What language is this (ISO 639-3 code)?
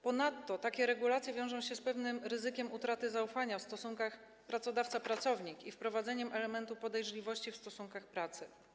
pol